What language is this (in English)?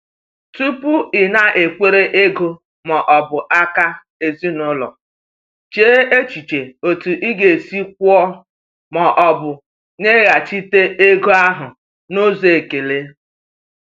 Igbo